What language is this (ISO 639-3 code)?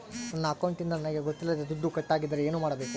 kan